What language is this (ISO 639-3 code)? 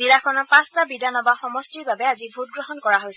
asm